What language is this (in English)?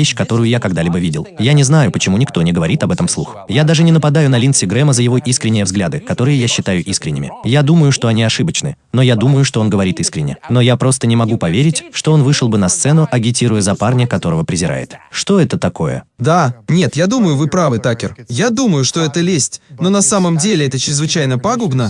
Russian